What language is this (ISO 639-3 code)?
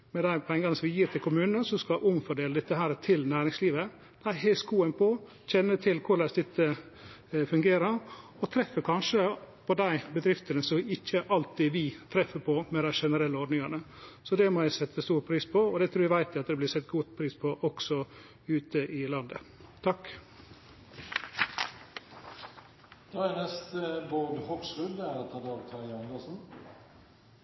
nor